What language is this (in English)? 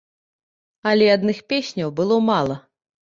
Belarusian